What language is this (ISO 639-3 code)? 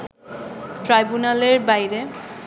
ben